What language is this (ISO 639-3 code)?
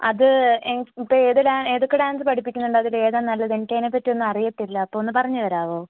mal